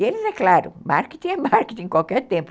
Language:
Portuguese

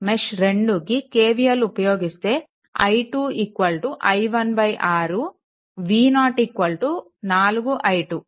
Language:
Telugu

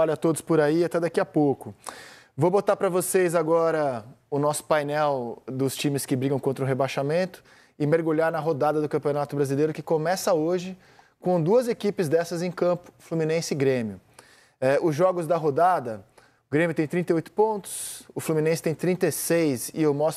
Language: Portuguese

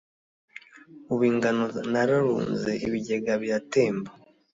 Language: Kinyarwanda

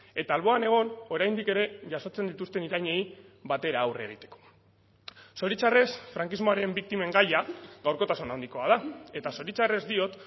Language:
Basque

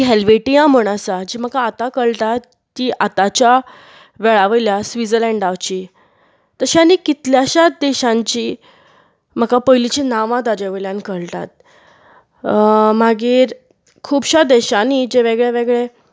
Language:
Konkani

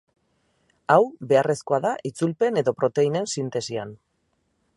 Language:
Basque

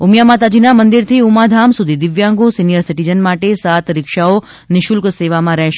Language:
Gujarati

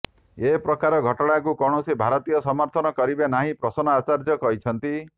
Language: Odia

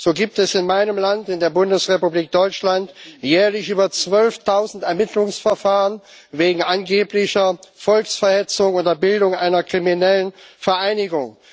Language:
German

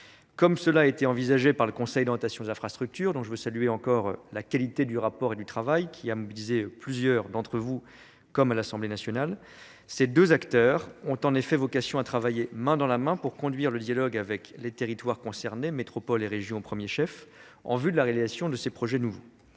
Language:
French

